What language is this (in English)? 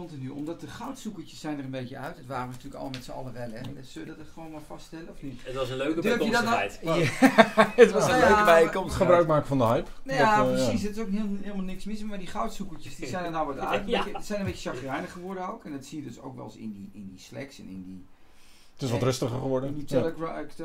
Dutch